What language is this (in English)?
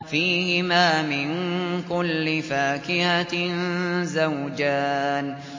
Arabic